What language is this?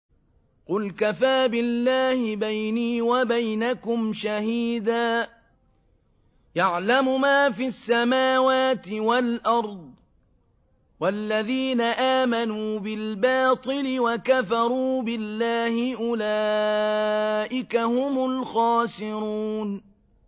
Arabic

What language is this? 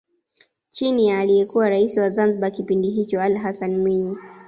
Swahili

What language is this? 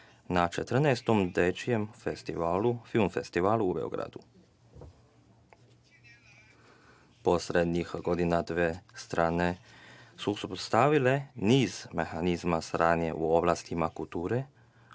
Serbian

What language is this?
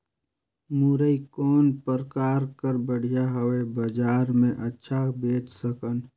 Chhattisgarhi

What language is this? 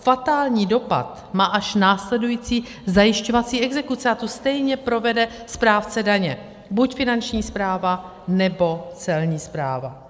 Czech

